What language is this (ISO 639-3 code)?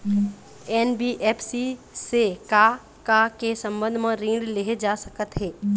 hne